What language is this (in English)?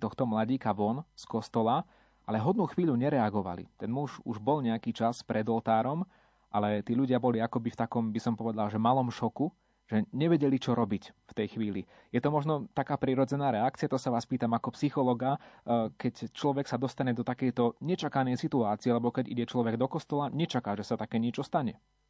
Slovak